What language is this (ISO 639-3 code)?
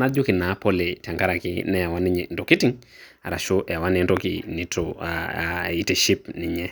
mas